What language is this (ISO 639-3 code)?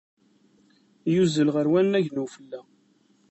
kab